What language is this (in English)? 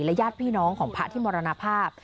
Thai